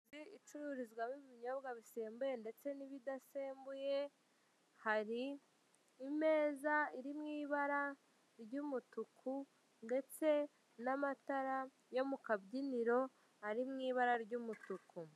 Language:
Kinyarwanda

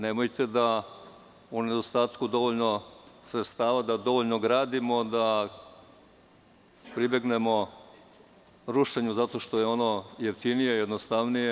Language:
Serbian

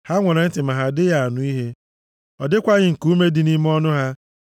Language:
Igbo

